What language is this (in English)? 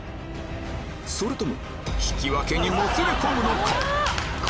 Japanese